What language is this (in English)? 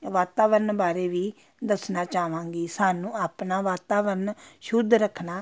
Punjabi